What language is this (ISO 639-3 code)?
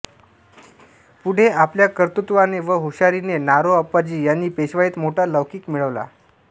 mar